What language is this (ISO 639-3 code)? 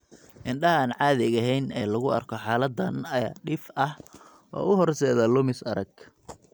som